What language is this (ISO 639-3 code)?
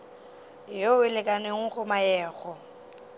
nso